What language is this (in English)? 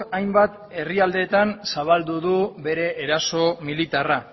Basque